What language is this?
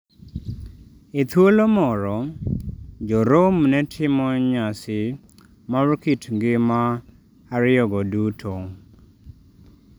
Luo (Kenya and Tanzania)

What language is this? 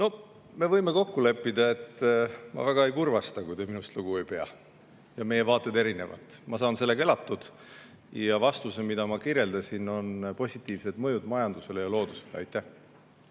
Estonian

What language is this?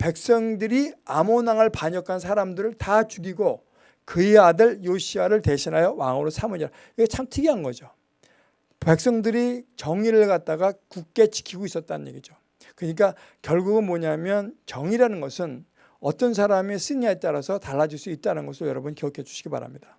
Korean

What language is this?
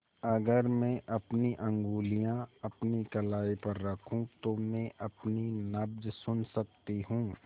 Hindi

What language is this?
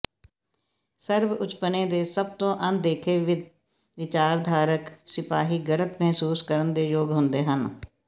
Punjabi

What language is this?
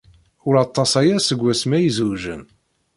Kabyle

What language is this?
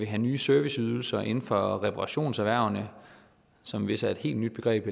Danish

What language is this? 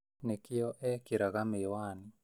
Kikuyu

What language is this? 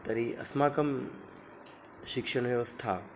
Sanskrit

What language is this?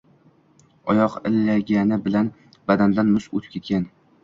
Uzbek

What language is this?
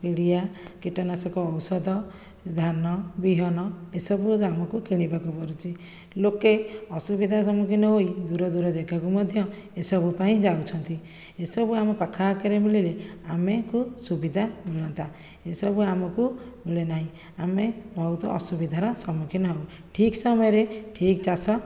Odia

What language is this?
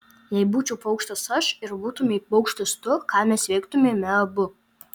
Lithuanian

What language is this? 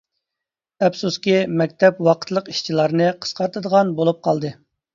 Uyghur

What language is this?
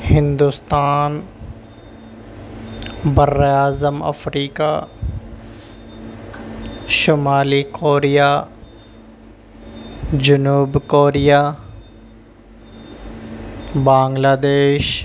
Urdu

